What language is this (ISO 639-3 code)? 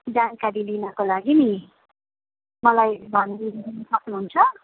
nep